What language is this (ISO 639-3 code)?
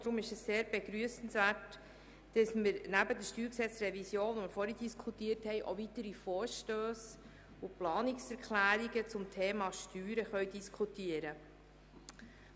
gsw